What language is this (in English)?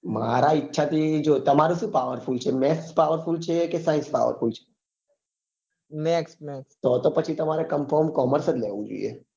Gujarati